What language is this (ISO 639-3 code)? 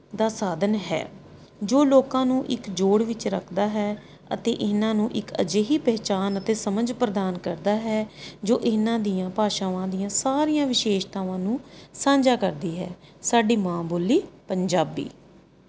pan